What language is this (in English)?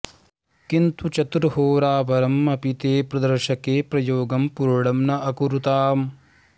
Sanskrit